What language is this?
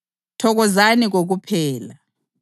North Ndebele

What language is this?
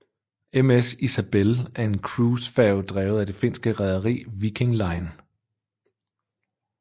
Danish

